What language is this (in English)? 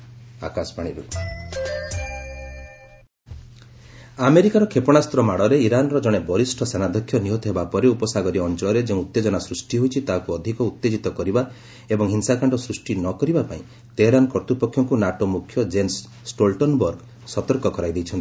Odia